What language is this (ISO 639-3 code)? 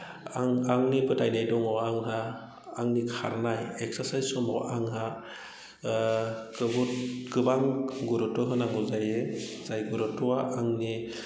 brx